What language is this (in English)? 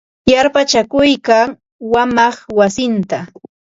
Ambo-Pasco Quechua